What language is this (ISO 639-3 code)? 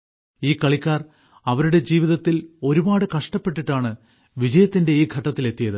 mal